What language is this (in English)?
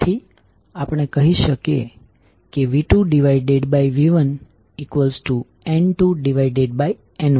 Gujarati